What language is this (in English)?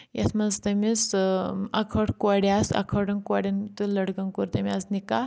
Kashmiri